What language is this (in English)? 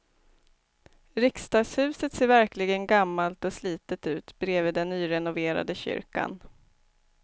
Swedish